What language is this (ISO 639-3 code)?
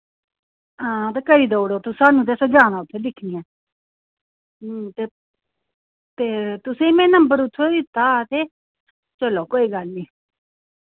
doi